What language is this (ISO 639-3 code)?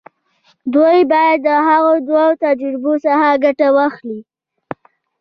pus